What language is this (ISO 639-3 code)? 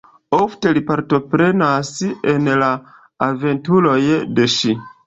epo